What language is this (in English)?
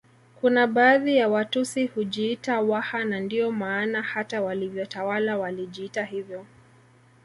Swahili